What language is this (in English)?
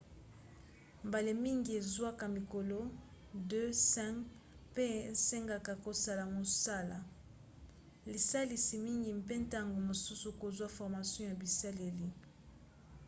Lingala